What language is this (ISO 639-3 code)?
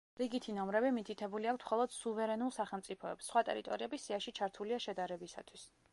kat